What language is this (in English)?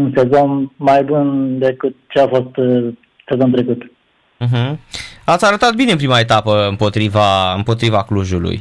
Romanian